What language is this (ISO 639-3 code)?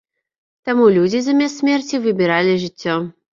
bel